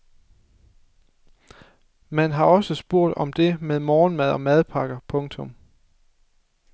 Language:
Danish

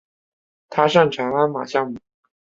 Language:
Chinese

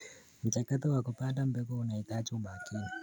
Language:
Kalenjin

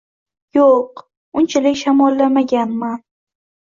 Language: Uzbek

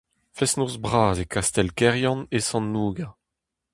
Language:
Breton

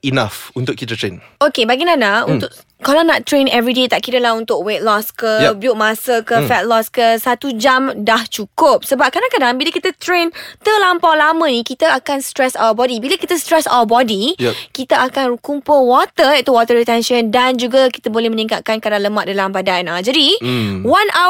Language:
Malay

